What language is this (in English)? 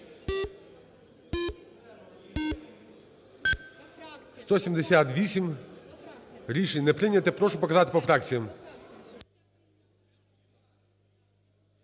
Ukrainian